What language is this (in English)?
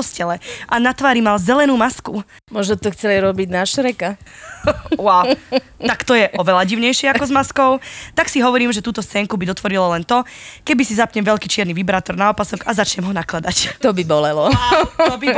Slovak